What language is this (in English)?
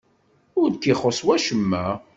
Kabyle